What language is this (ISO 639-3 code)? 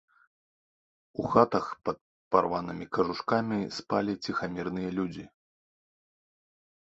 bel